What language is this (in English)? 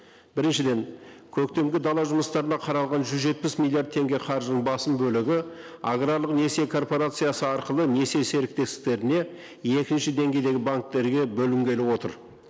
Kazakh